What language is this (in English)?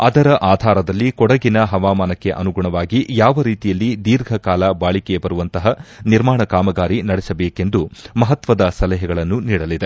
Kannada